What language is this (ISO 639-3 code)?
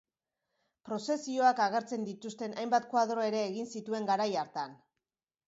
eus